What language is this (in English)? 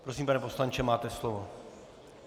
Czech